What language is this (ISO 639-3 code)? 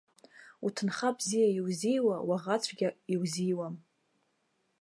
abk